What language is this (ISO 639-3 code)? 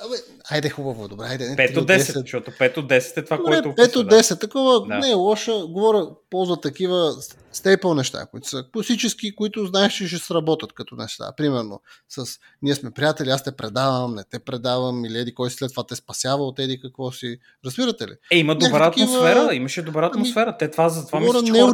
bul